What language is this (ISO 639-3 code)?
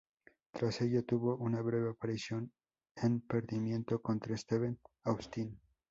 spa